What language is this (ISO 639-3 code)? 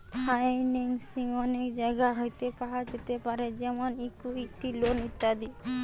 ben